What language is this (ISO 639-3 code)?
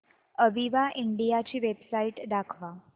mar